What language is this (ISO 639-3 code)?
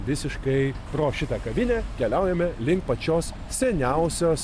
lit